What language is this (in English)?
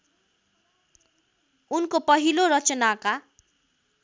Nepali